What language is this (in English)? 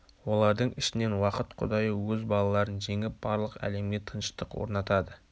Kazakh